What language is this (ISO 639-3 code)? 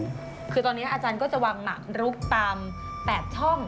tha